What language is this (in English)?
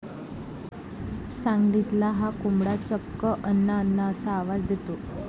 Marathi